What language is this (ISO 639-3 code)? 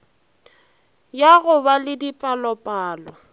nso